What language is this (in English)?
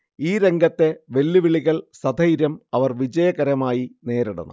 Malayalam